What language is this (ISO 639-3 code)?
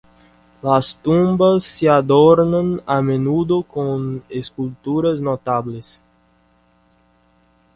spa